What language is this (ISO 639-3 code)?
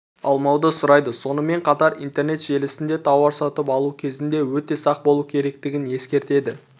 kaz